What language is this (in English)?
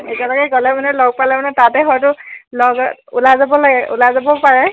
Assamese